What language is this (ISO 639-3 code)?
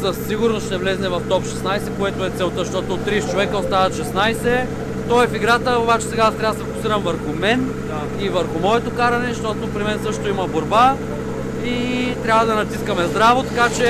bul